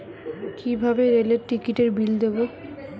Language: Bangla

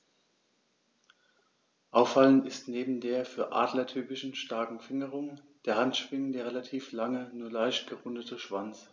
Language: German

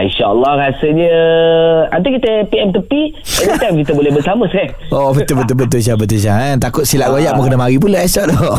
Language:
Malay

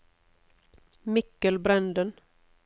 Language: Norwegian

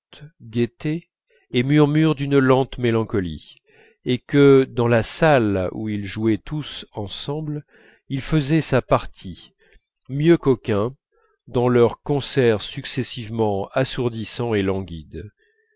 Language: French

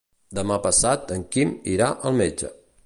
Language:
Catalan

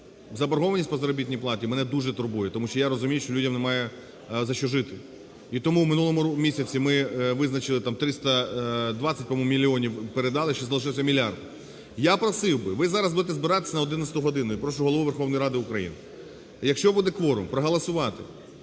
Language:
Ukrainian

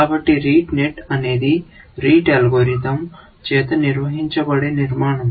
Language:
Telugu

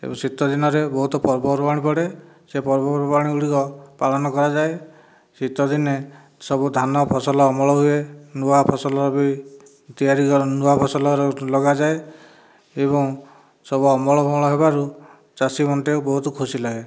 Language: Odia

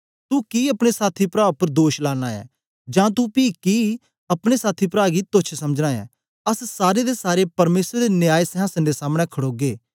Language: Dogri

